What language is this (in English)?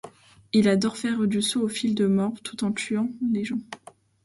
French